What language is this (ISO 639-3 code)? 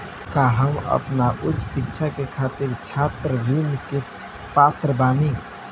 bho